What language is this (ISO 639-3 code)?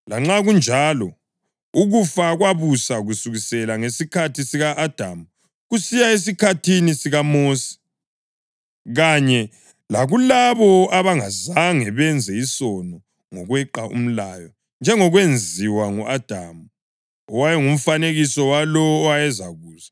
nde